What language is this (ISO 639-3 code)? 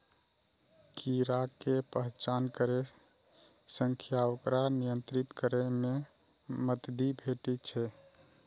mai